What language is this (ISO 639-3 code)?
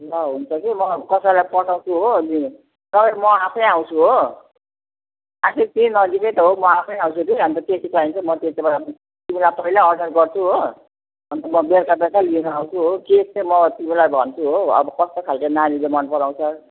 nep